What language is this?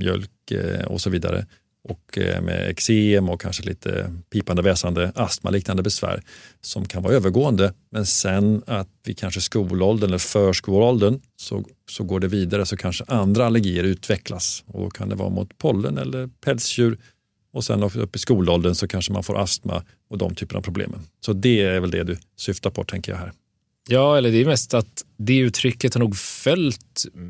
Swedish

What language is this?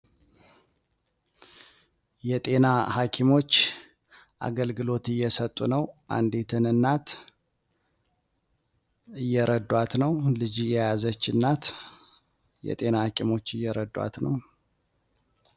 Amharic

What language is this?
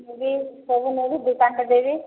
Odia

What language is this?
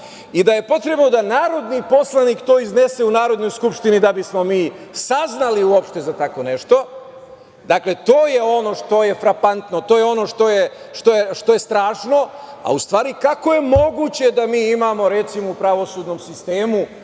Serbian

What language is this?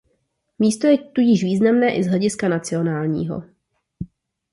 Czech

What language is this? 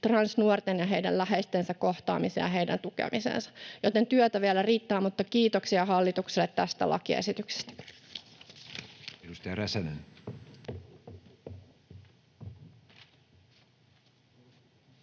Finnish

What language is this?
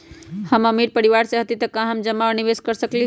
Magahi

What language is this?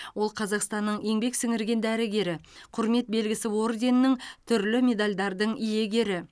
Kazakh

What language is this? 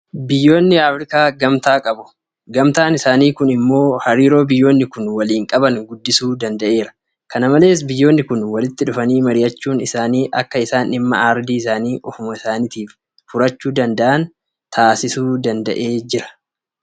Oromo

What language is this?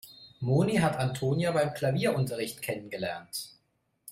German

